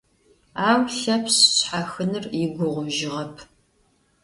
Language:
Adyghe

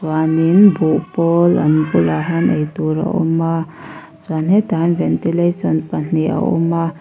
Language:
Mizo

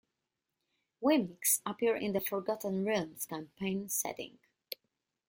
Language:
English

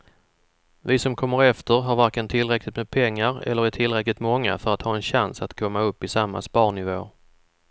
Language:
Swedish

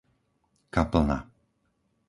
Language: Slovak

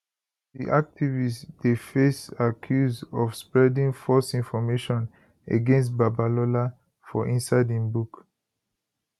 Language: Nigerian Pidgin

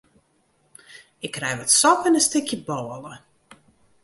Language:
Western Frisian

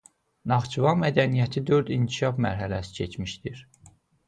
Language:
Azerbaijani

